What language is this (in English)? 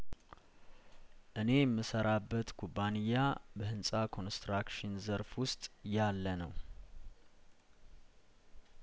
Amharic